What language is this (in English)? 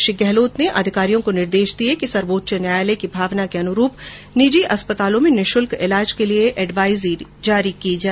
Hindi